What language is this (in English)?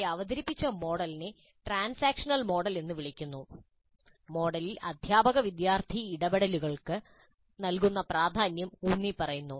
Malayalam